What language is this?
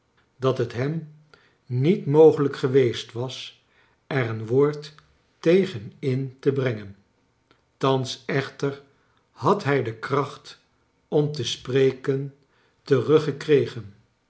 Dutch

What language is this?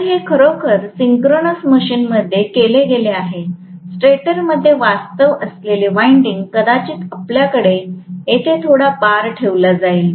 Marathi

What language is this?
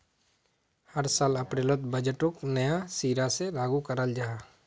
Magahi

